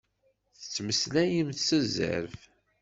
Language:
Kabyle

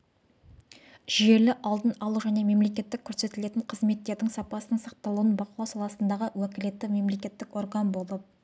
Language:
Kazakh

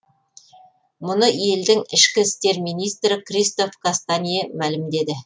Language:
Kazakh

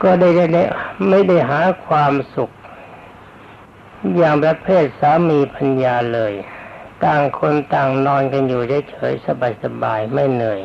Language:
Thai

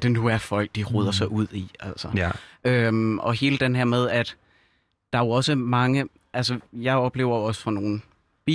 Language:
Danish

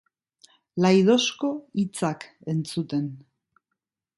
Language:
Basque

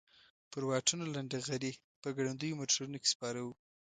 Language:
Pashto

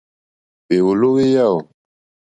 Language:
Mokpwe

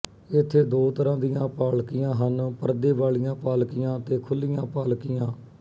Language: Punjabi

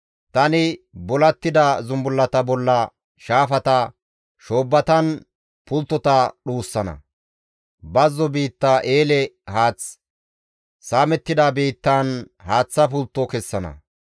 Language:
Gamo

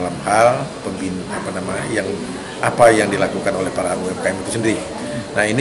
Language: Indonesian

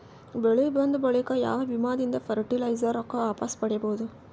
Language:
Kannada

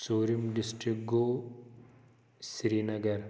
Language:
Kashmiri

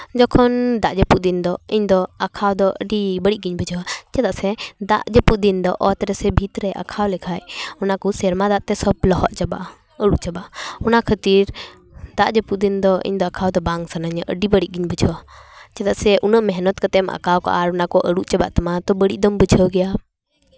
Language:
Santali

